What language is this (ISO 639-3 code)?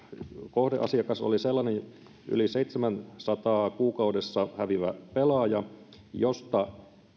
fin